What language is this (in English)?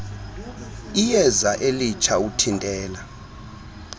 Xhosa